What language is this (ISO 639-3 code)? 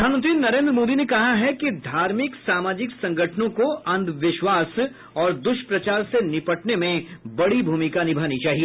hin